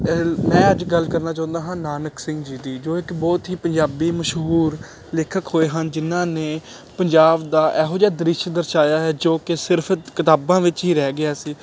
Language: Punjabi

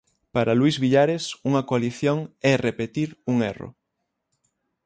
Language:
Galician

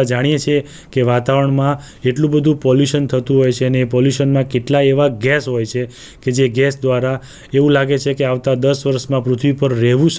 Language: Hindi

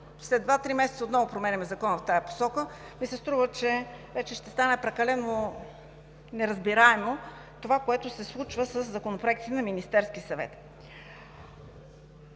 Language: Bulgarian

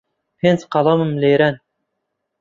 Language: Central Kurdish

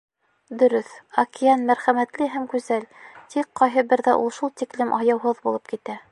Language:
Bashkir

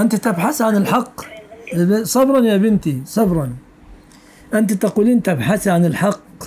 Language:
Arabic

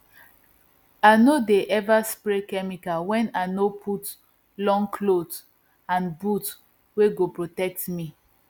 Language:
Nigerian Pidgin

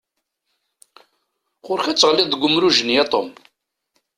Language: Kabyle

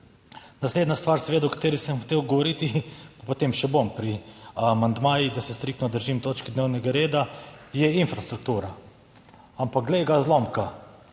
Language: Slovenian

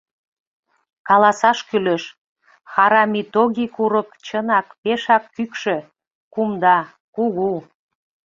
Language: Mari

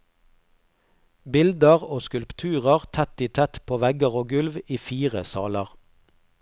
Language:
Norwegian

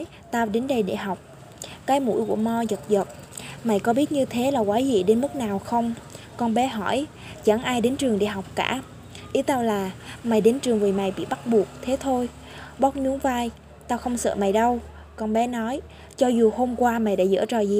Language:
Vietnamese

